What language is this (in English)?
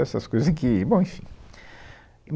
Portuguese